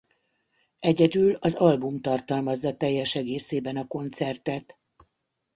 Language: Hungarian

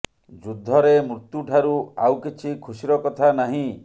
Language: Odia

